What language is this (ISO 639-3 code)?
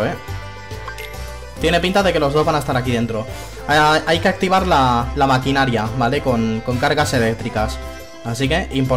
spa